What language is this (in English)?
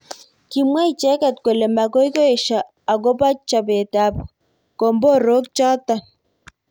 Kalenjin